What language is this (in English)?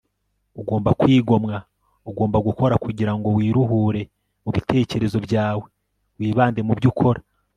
Kinyarwanda